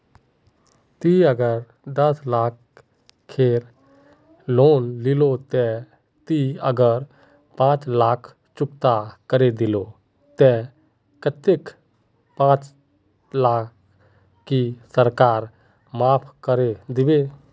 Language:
Magahi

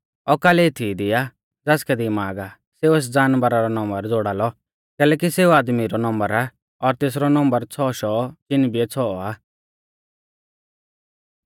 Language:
Mahasu Pahari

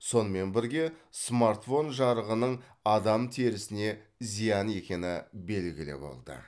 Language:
Kazakh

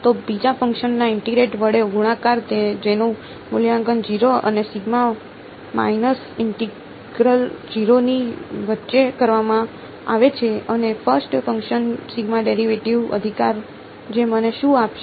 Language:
Gujarati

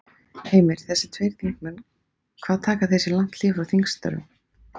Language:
Icelandic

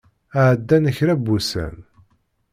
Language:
Kabyle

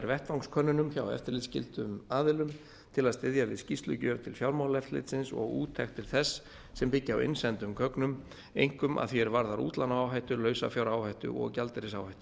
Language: Icelandic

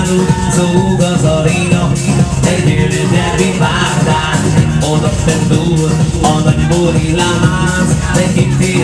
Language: Arabic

